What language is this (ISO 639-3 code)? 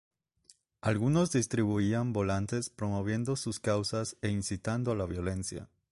spa